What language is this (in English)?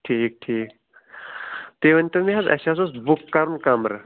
Kashmiri